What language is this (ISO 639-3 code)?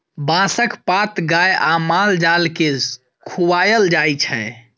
mai